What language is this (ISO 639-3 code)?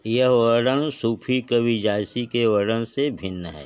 hin